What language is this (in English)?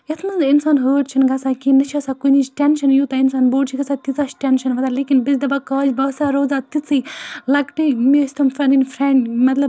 Kashmiri